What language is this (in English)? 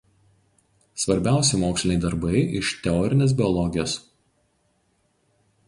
Lithuanian